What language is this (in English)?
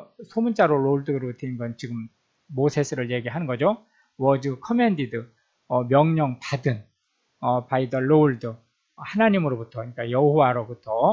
Korean